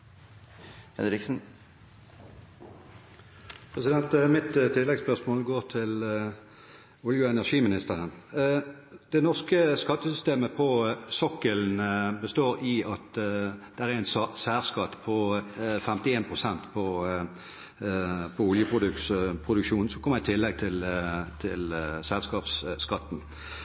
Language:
Norwegian Bokmål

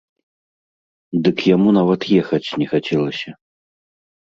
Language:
Belarusian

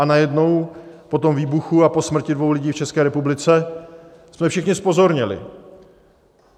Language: Czech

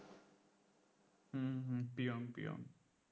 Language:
Bangla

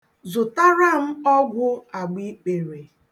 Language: Igbo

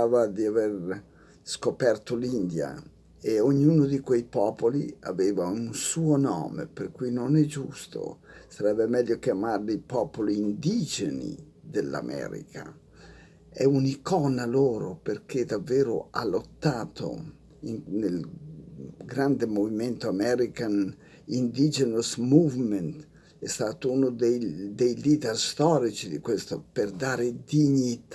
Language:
Italian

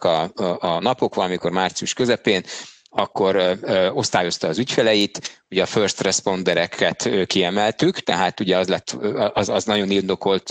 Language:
Hungarian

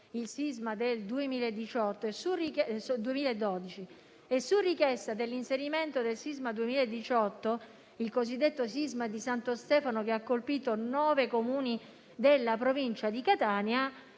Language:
Italian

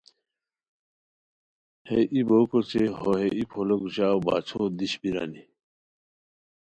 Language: Khowar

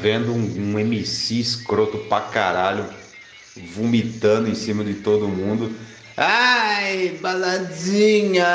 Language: Portuguese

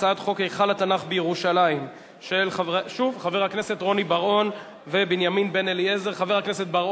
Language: Hebrew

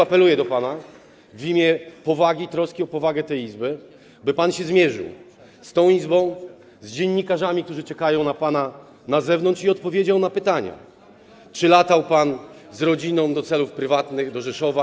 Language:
Polish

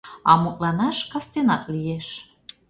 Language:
Mari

